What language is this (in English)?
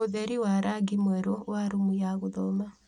Kikuyu